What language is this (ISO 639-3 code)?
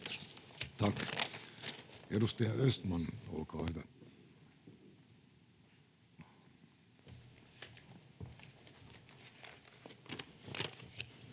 fin